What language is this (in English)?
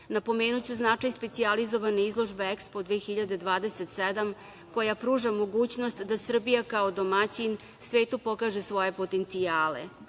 Serbian